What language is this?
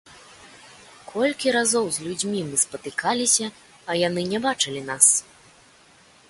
Belarusian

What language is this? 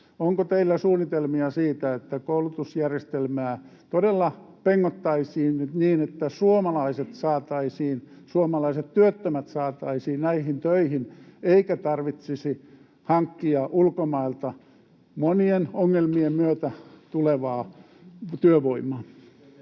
Finnish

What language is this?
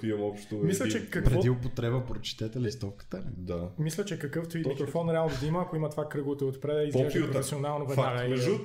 Bulgarian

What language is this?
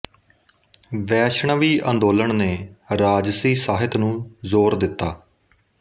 Punjabi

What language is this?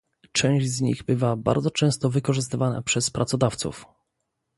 Polish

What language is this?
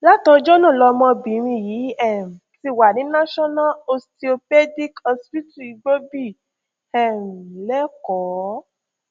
Yoruba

